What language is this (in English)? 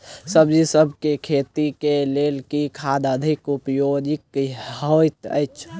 Maithili